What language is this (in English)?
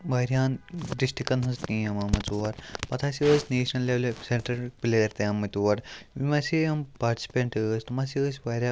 Kashmiri